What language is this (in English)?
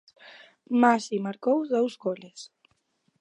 Galician